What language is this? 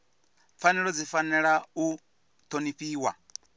Venda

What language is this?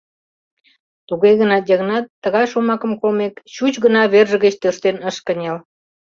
Mari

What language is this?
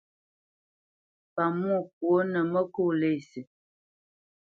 Bamenyam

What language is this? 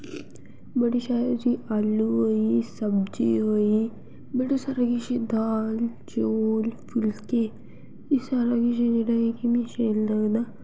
Dogri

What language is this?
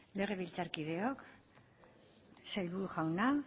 Basque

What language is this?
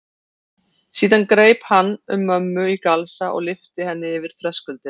Icelandic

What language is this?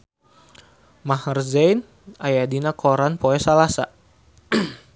Sundanese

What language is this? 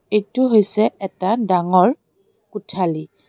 Assamese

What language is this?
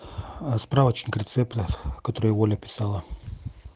Russian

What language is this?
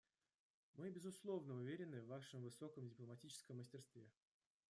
Russian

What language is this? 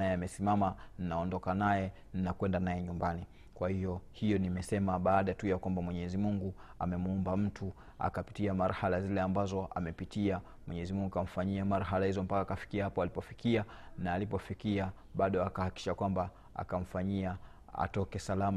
Swahili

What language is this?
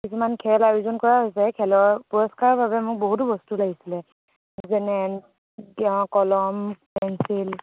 Assamese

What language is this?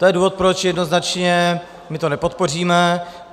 Czech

